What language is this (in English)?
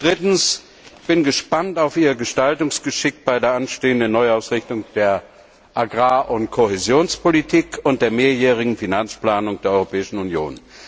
German